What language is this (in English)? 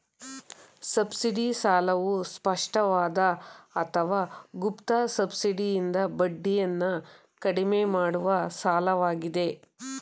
Kannada